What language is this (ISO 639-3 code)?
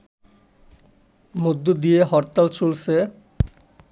ben